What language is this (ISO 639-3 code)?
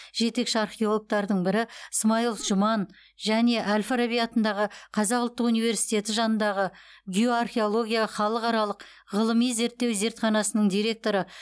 kaz